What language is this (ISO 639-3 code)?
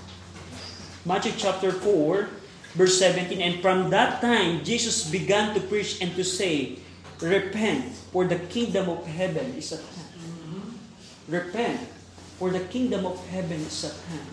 fil